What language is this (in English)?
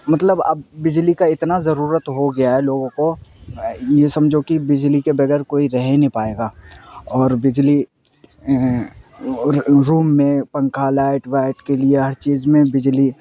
Urdu